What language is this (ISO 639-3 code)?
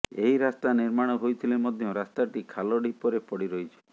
ori